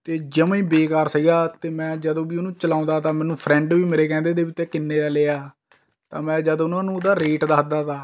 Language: Punjabi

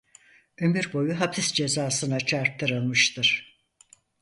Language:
Turkish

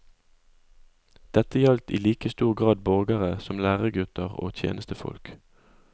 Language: Norwegian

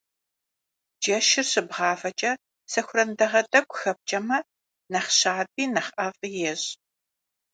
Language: Kabardian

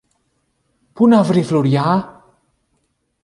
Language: Greek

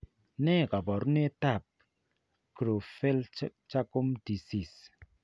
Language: Kalenjin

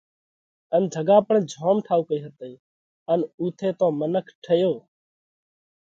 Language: Parkari Koli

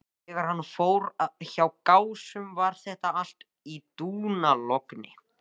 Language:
Icelandic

